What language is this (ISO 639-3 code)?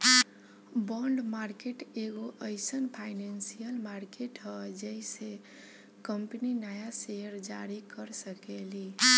bho